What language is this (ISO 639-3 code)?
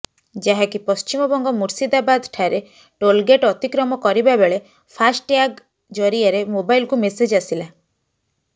ori